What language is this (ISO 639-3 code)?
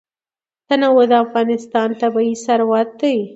pus